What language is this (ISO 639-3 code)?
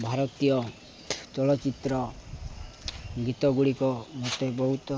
ori